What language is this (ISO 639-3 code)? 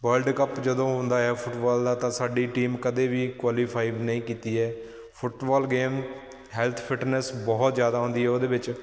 pan